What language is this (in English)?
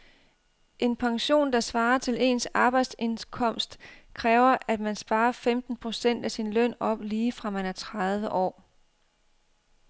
Danish